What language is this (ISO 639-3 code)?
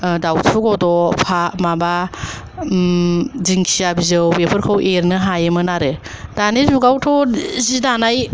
brx